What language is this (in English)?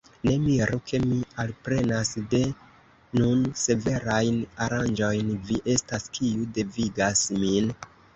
Esperanto